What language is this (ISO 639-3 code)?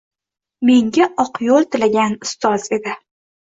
uzb